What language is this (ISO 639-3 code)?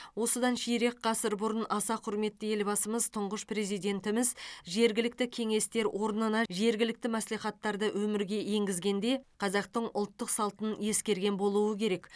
kaz